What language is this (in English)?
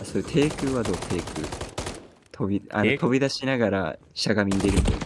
Japanese